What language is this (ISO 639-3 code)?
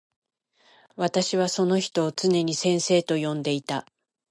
jpn